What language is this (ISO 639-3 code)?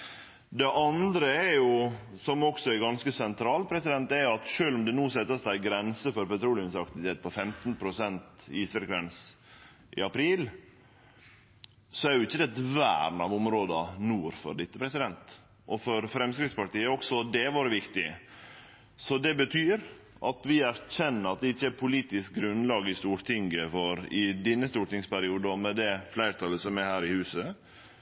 nno